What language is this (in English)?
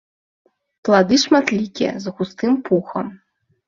Belarusian